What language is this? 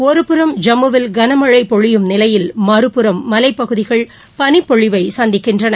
Tamil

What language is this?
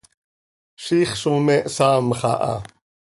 Seri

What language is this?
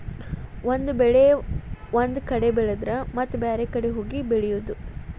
Kannada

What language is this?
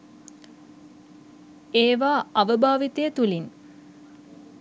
Sinhala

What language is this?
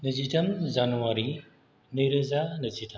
Bodo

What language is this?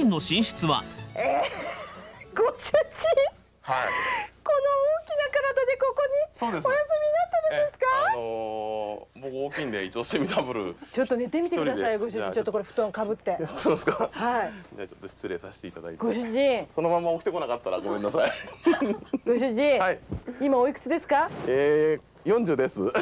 Japanese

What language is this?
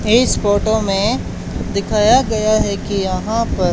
Hindi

